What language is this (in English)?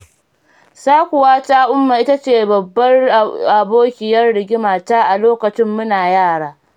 Hausa